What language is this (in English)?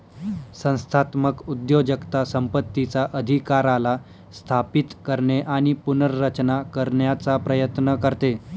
Marathi